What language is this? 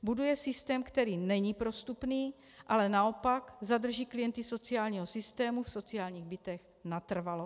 Czech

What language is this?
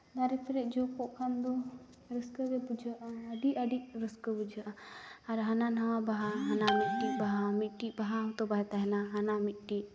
Santali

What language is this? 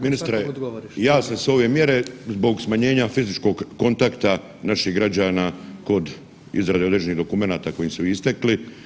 Croatian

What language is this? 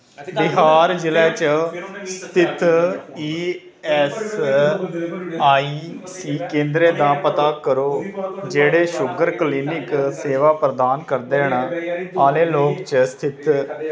Dogri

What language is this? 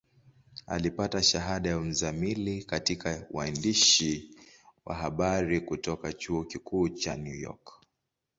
Swahili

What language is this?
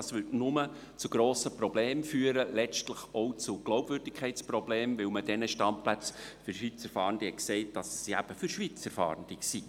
Swiss German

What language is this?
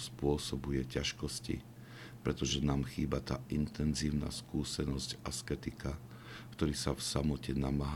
Slovak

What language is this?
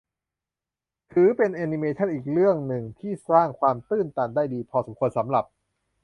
Thai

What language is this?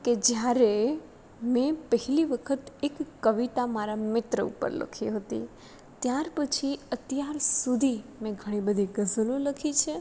Gujarati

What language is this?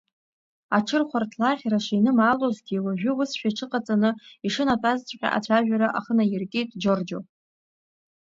Abkhazian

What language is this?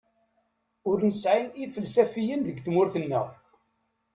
Kabyle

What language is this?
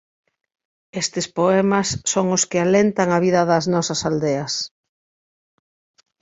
Galician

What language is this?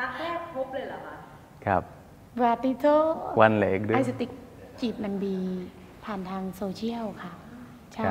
Thai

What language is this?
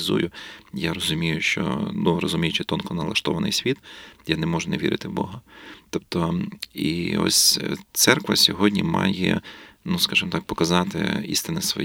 Ukrainian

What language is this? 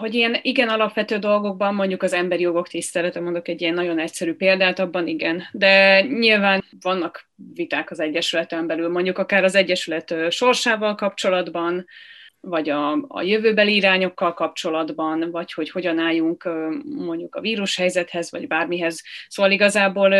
Hungarian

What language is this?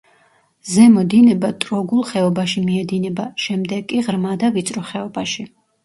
Georgian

